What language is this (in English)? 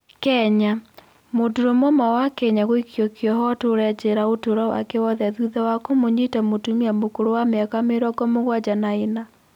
Kikuyu